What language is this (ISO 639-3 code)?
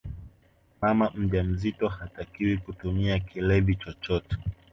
swa